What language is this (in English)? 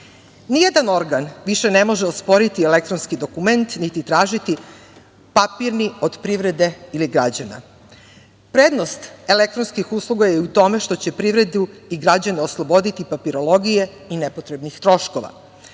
Serbian